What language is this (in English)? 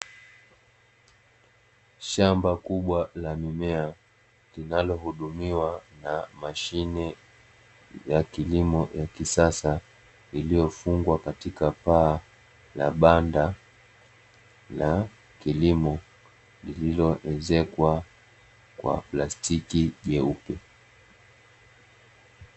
Swahili